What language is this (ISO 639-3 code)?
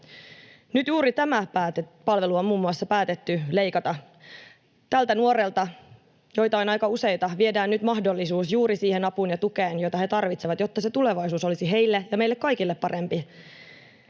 fin